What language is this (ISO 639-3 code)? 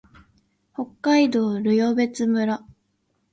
jpn